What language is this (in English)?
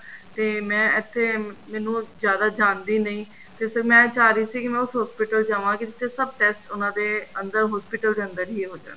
Punjabi